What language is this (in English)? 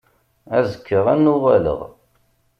Kabyle